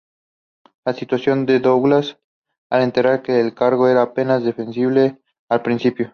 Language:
Spanish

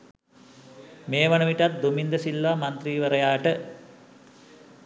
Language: Sinhala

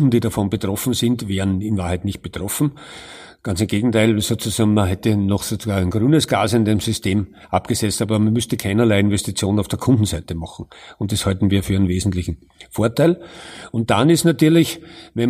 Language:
German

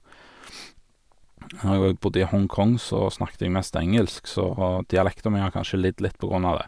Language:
Norwegian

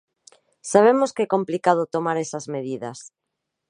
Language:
Galician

